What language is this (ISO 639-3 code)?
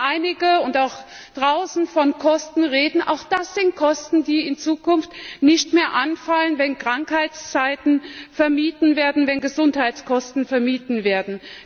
deu